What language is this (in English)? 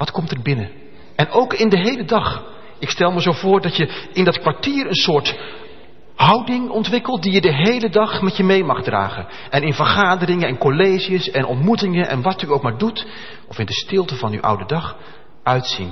Dutch